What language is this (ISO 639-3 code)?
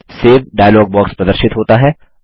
hin